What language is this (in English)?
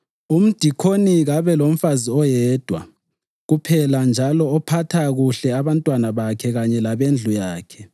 North Ndebele